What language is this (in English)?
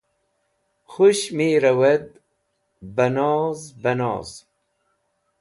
Wakhi